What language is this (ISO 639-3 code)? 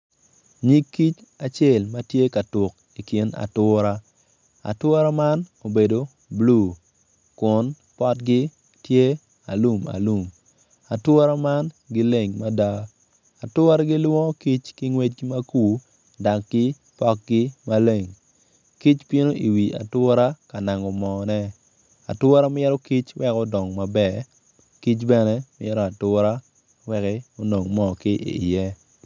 ach